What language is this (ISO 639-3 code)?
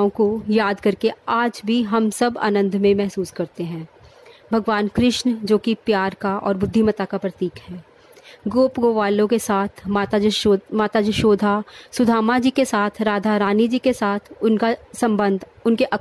hin